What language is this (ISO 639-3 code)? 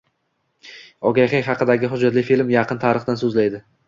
uzb